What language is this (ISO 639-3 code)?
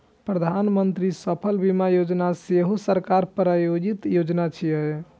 mai